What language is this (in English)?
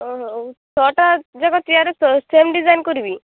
Odia